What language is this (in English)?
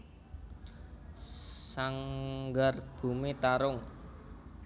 Javanese